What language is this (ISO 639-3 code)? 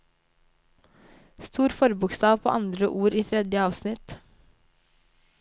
nor